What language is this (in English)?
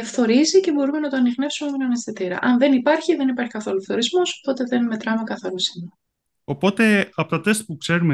Greek